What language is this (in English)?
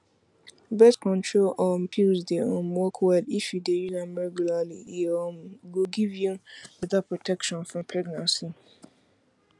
Nigerian Pidgin